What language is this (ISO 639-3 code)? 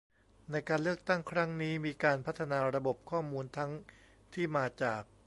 tha